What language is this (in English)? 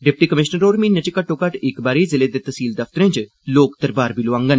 Dogri